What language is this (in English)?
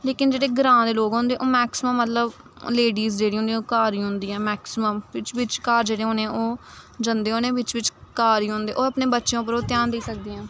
Dogri